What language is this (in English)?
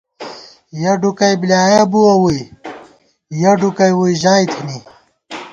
Gawar-Bati